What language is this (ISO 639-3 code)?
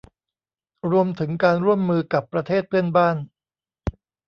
tha